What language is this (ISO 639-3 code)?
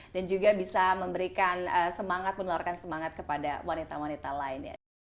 ind